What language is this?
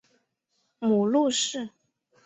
Chinese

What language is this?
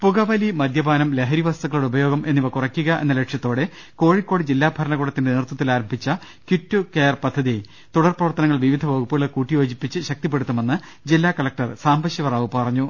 Malayalam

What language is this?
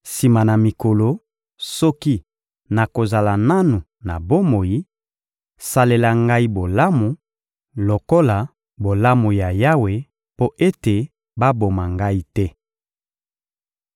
Lingala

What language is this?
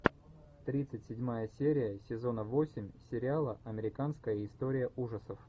Russian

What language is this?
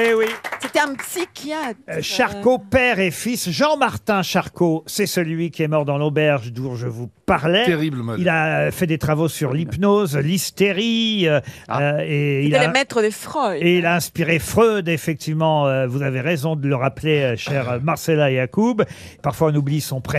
French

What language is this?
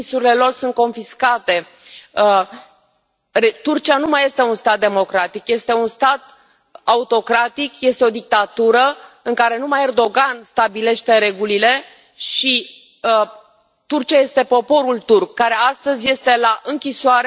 Romanian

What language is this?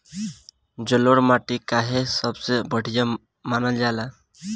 Bhojpuri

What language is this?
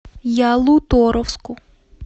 Russian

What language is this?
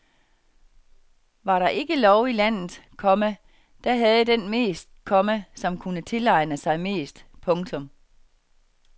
Danish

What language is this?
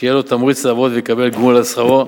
Hebrew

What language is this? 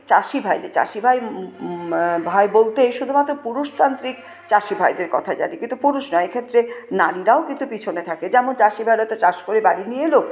Bangla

